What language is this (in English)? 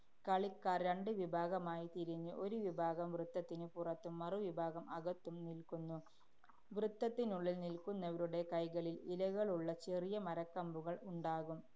Malayalam